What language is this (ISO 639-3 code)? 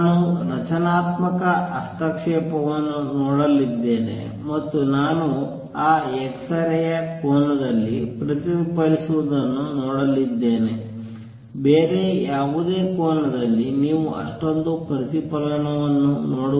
kan